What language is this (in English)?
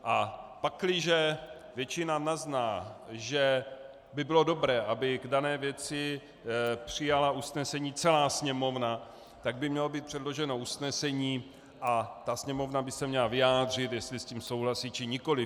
Czech